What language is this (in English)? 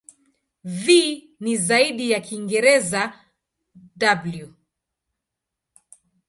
Swahili